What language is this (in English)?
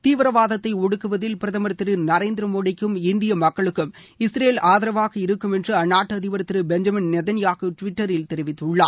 Tamil